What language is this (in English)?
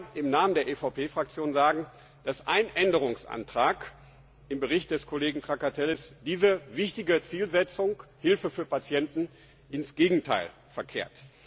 German